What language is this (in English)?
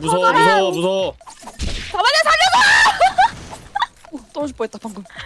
Korean